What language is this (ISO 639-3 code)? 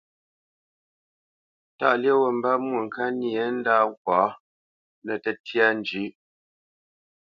bce